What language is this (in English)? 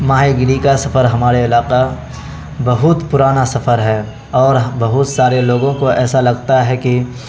Urdu